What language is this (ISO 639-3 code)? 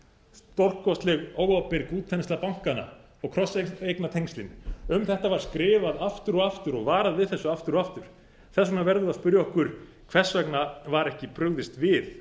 isl